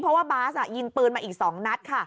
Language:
Thai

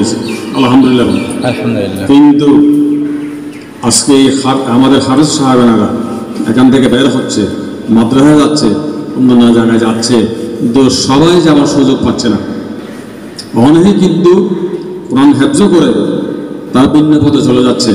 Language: Indonesian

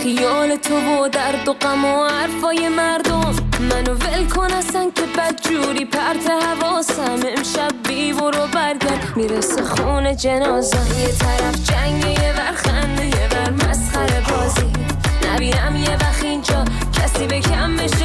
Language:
Persian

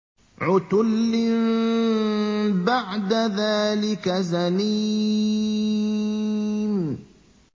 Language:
Arabic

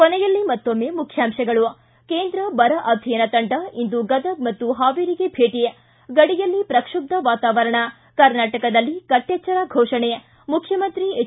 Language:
Kannada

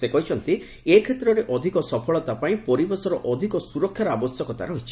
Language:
Odia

